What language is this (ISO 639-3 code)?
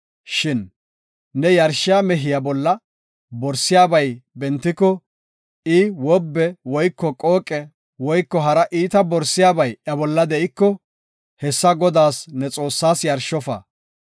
gof